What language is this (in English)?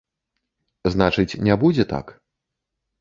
Belarusian